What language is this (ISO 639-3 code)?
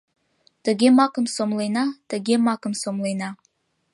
chm